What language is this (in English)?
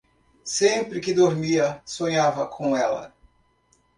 Portuguese